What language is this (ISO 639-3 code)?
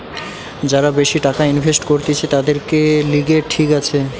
ben